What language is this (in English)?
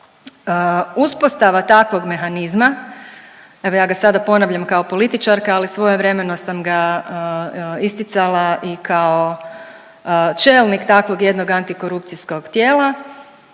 Croatian